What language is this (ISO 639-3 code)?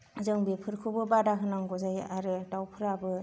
brx